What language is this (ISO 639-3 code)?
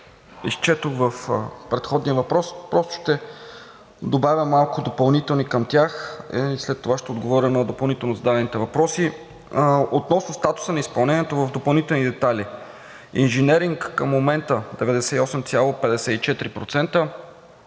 bul